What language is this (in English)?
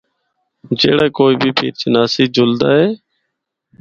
Northern Hindko